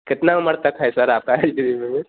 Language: Hindi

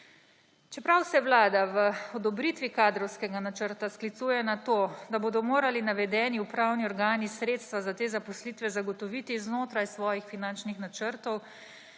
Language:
Slovenian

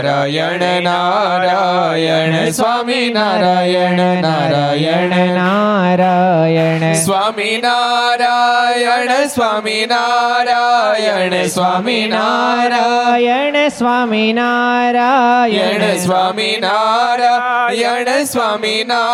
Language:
Gujarati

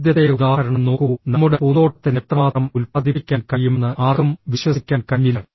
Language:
Malayalam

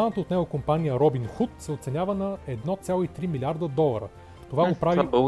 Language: Bulgarian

